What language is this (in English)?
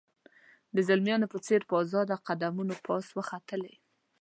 Pashto